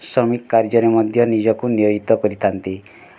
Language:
Odia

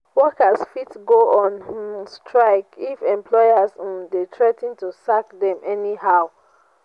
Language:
Nigerian Pidgin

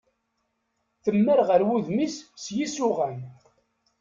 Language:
Kabyle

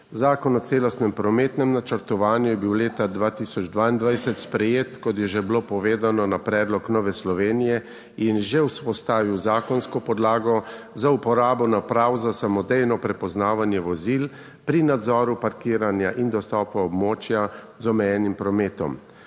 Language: Slovenian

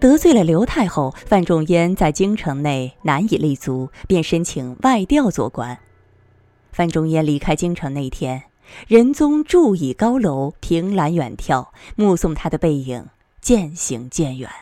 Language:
Chinese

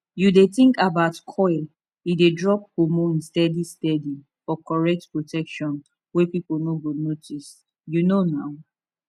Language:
Nigerian Pidgin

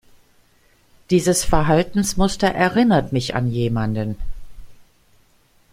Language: German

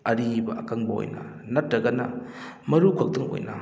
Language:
Manipuri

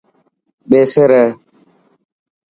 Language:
Dhatki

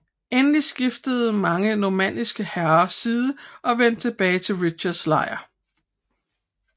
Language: Danish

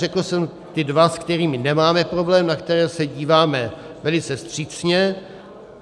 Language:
Czech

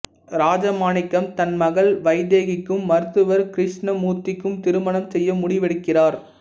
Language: Tamil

